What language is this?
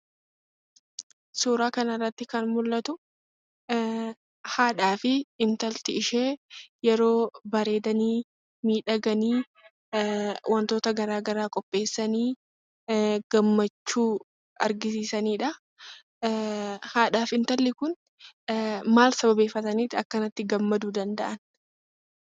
Oromo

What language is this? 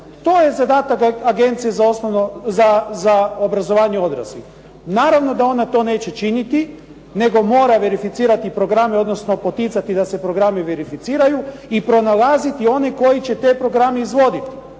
Croatian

